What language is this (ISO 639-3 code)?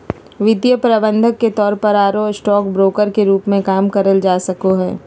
mag